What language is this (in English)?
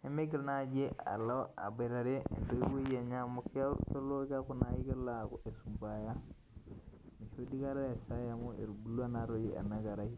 Masai